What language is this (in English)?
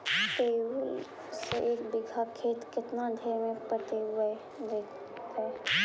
Magahi